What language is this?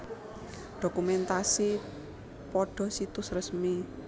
Javanese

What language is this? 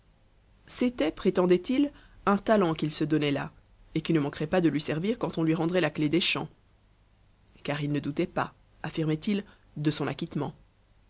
French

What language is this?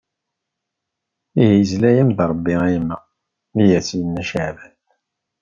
Kabyle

